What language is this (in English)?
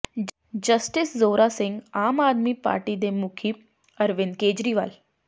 Punjabi